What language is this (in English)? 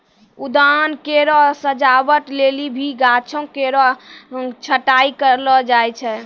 Maithili